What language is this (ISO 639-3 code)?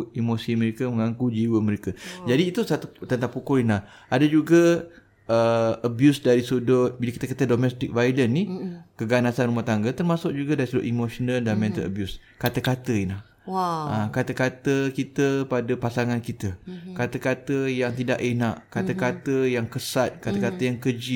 msa